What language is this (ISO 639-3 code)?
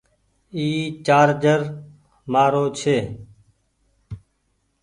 gig